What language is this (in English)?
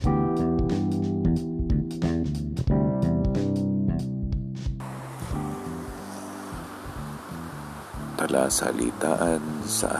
Filipino